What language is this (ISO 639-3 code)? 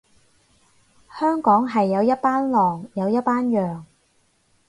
yue